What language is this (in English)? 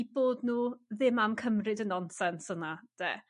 Welsh